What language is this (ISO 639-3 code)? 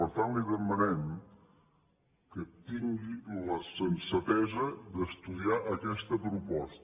cat